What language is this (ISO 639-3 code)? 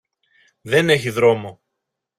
ell